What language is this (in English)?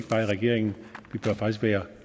Danish